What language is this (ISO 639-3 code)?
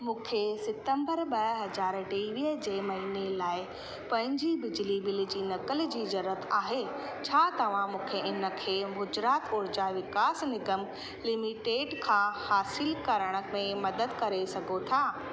snd